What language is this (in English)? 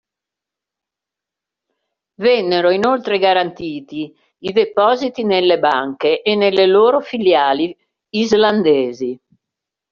Italian